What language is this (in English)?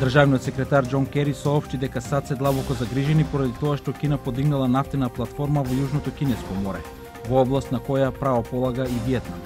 Macedonian